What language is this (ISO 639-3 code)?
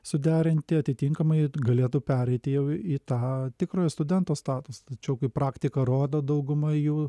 lit